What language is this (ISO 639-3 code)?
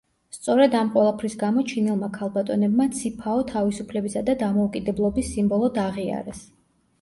kat